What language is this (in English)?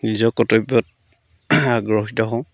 Assamese